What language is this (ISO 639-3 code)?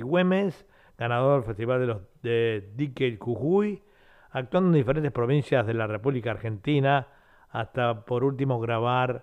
spa